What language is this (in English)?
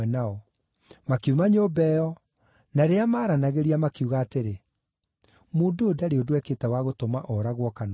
Kikuyu